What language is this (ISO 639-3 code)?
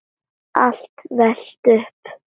isl